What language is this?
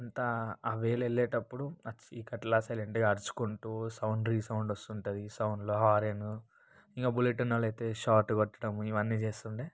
Telugu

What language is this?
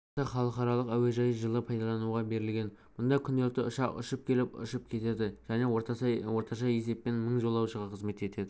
Kazakh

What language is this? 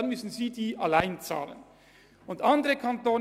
Swiss German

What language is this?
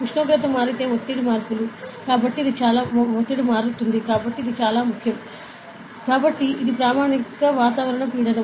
Telugu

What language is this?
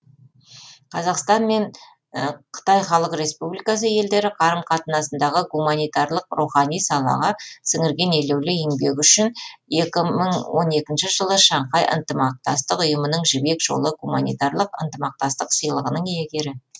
Kazakh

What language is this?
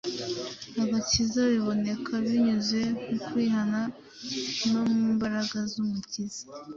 Kinyarwanda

